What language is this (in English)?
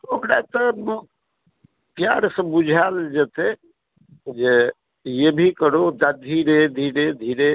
Maithili